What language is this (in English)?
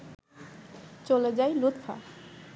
Bangla